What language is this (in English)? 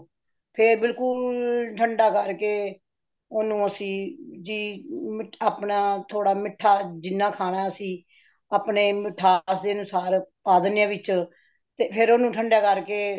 Punjabi